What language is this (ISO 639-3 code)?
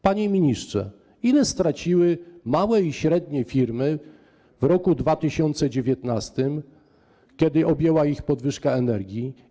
pol